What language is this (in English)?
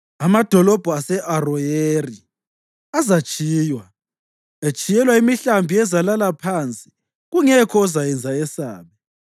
North Ndebele